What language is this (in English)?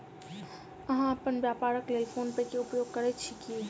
Maithili